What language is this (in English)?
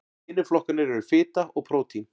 Icelandic